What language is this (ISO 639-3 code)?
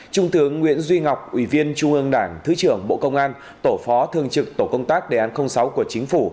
vie